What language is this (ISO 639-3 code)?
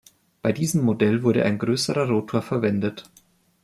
deu